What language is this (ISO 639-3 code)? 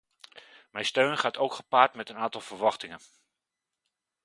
nld